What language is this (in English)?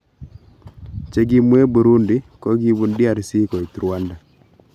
Kalenjin